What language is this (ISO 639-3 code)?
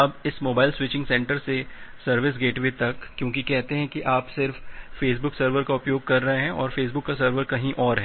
hin